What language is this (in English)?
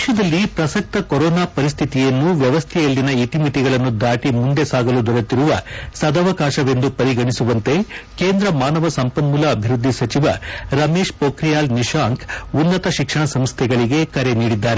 Kannada